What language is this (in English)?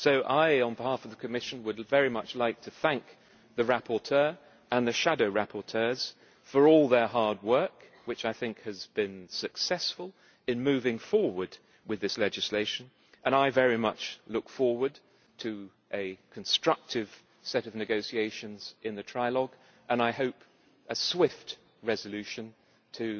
English